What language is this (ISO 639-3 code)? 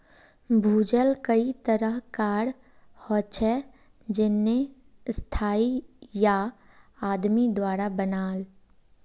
mag